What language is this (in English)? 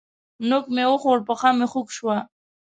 Pashto